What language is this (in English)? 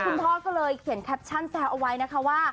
Thai